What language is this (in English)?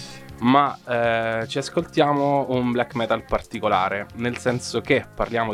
Italian